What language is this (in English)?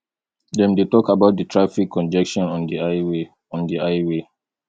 Nigerian Pidgin